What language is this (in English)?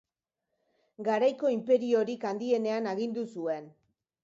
Basque